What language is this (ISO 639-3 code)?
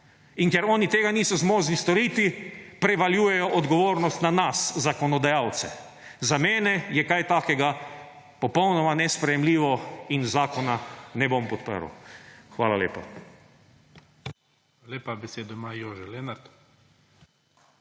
slv